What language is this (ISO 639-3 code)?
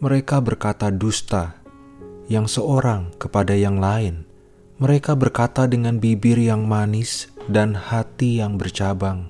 ind